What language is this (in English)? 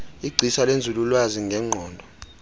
Xhosa